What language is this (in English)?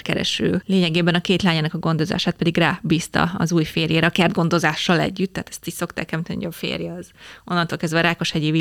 Hungarian